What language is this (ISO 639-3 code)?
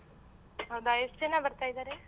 kan